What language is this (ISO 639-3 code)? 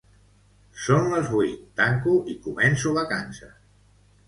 cat